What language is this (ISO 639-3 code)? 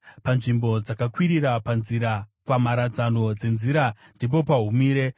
sna